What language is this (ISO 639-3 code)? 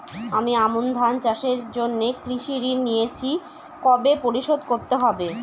ben